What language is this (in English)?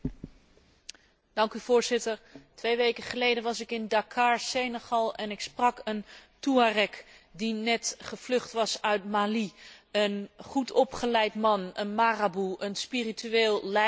Dutch